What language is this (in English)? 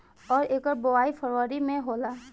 Bhojpuri